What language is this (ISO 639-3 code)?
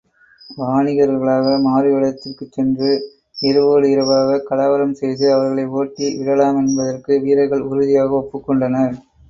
tam